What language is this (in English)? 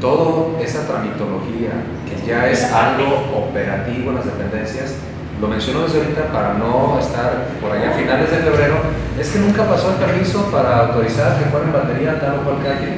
Spanish